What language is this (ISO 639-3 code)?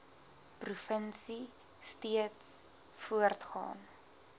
afr